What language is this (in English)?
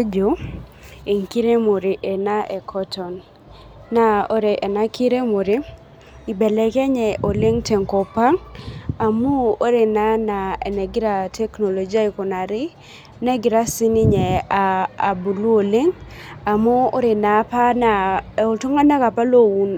Masai